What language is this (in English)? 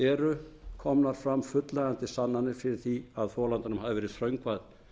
Icelandic